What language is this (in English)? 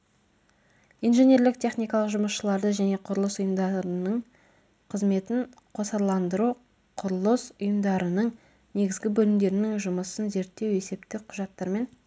Kazakh